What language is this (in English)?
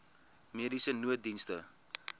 Afrikaans